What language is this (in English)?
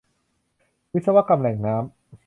Thai